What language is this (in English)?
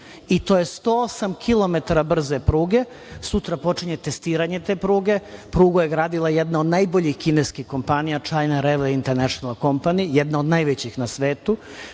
Serbian